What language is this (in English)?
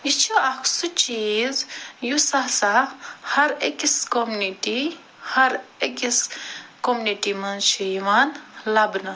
Kashmiri